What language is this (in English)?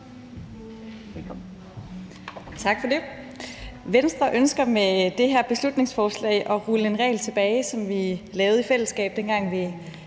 Danish